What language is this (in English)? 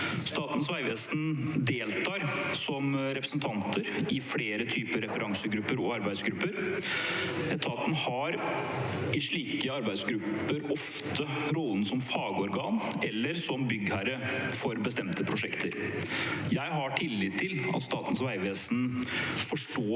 Norwegian